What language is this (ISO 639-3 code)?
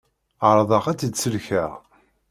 kab